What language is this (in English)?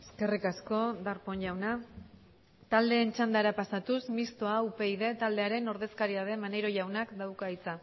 Basque